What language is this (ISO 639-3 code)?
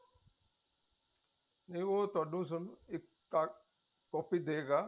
pan